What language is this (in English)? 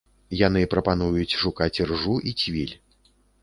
Belarusian